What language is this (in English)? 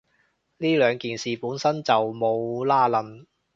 Cantonese